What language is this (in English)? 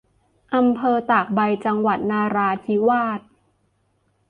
Thai